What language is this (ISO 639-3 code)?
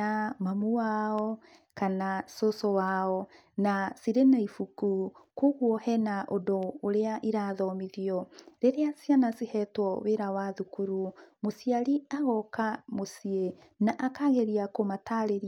kik